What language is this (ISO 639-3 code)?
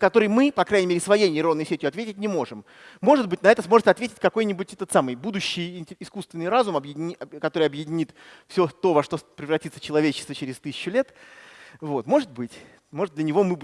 rus